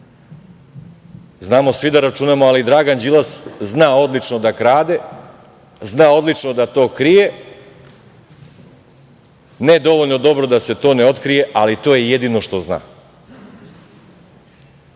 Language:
Serbian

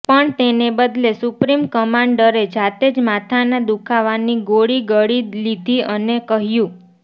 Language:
Gujarati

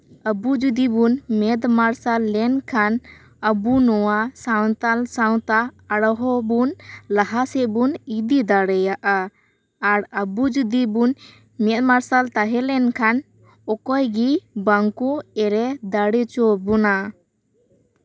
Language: Santali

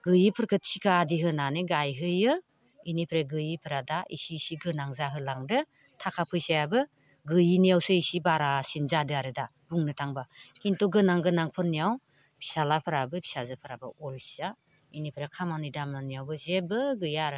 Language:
Bodo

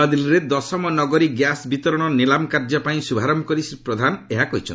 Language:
Odia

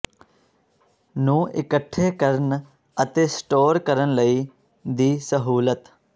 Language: Punjabi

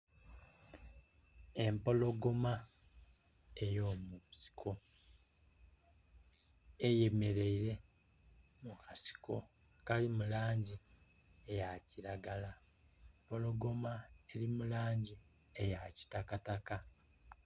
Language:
Soga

